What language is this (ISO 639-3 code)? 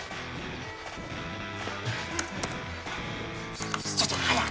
jpn